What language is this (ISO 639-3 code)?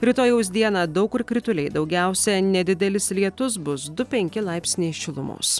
lit